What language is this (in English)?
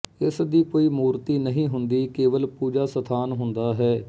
Punjabi